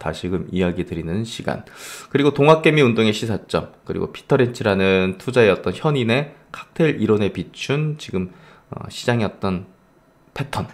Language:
Korean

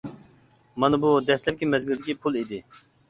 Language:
Uyghur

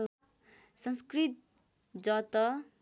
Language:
Nepali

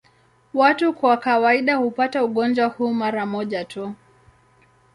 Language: Swahili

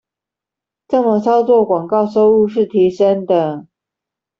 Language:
Chinese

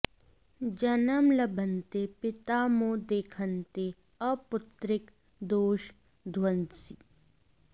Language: Sanskrit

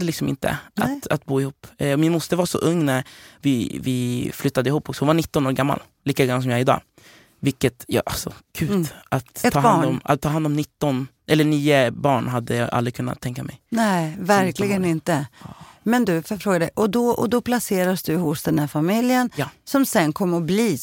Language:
Swedish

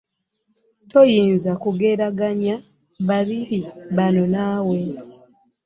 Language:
Ganda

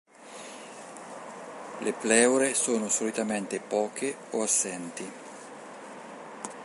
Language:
Italian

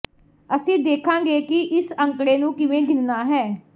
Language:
Punjabi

